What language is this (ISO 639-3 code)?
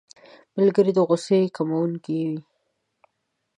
pus